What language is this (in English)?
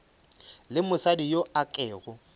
Northern Sotho